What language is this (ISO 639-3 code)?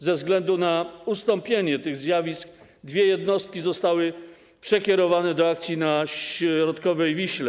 pol